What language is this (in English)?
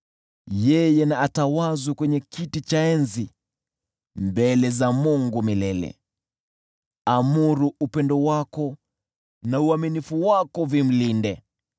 Swahili